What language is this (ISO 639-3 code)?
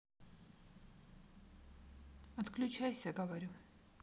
rus